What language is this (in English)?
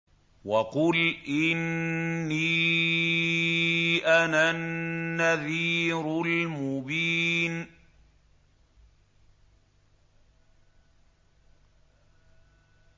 Arabic